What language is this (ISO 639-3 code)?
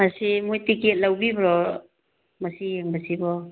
mni